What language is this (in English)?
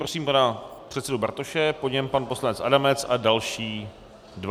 Czech